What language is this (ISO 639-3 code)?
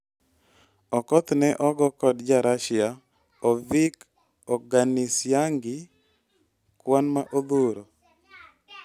luo